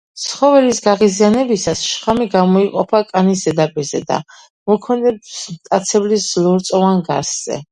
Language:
Georgian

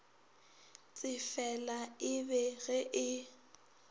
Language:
Northern Sotho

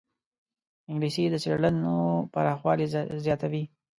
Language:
Pashto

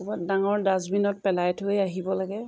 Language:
Assamese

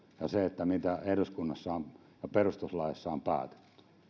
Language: Finnish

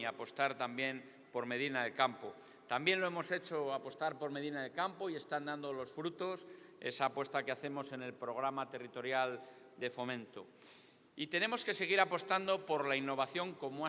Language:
Spanish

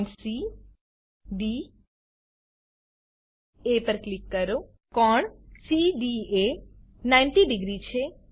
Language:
Gujarati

